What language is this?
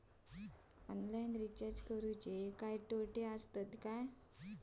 Marathi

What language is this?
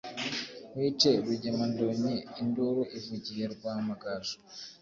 Kinyarwanda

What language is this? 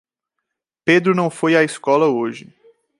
Portuguese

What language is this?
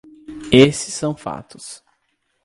Portuguese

